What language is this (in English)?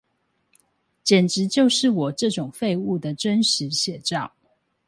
Chinese